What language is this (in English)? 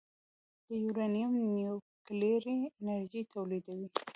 Pashto